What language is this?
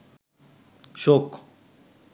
Bangla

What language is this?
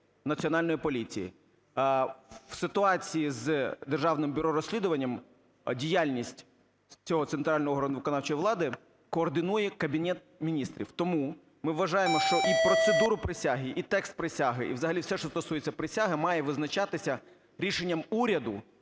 Ukrainian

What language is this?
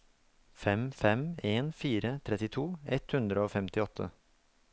Norwegian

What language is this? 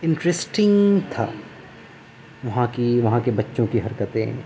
Urdu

